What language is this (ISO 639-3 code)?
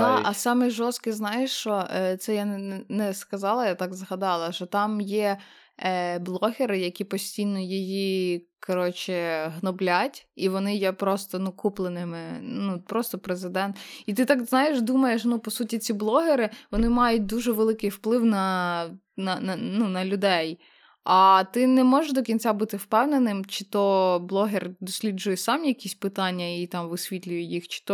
ukr